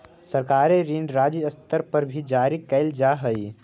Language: Magahi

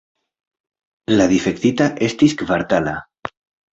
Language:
Esperanto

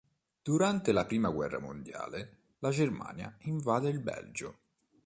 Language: Italian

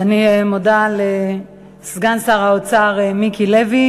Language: Hebrew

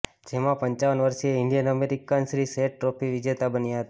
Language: Gujarati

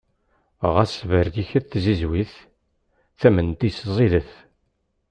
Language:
Kabyle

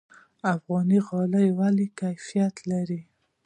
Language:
Pashto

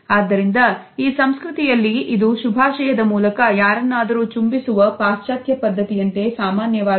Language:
Kannada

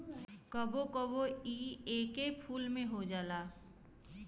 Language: Bhojpuri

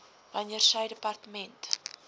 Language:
Afrikaans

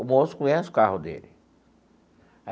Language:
Portuguese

